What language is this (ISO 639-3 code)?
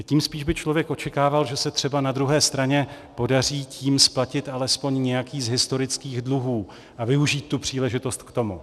ces